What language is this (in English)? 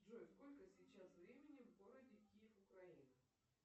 Russian